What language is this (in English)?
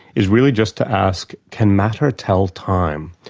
English